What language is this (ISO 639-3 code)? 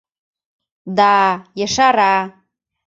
chm